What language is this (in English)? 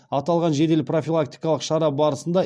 Kazakh